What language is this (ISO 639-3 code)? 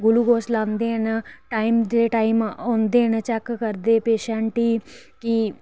doi